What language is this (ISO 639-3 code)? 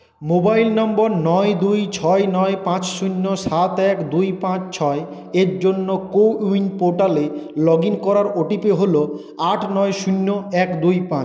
ben